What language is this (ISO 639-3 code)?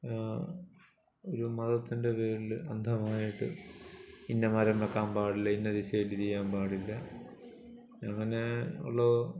mal